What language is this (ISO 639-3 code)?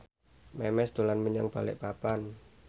jav